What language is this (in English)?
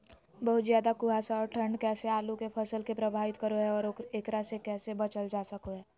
Magahi